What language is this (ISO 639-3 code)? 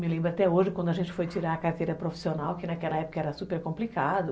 por